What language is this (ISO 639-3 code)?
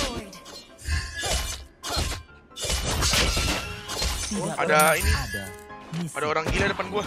ind